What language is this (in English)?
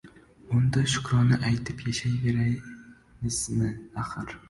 Uzbek